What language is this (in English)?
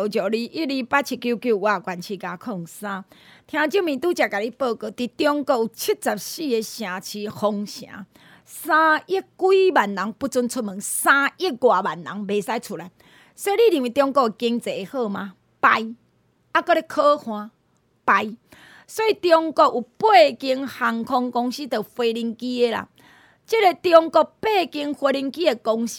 Chinese